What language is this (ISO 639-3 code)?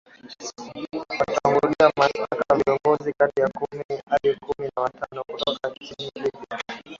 swa